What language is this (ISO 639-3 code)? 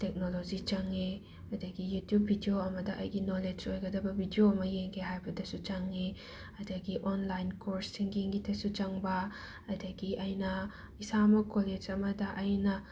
mni